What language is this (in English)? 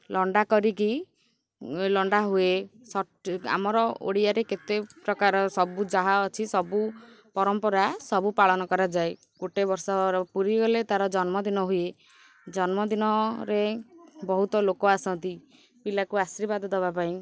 Odia